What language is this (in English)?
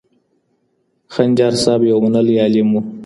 Pashto